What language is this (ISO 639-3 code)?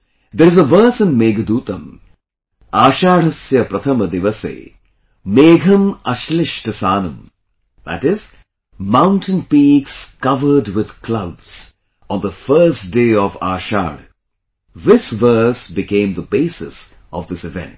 eng